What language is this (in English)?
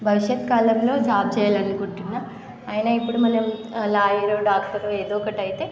Telugu